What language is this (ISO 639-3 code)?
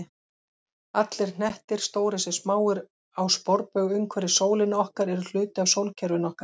isl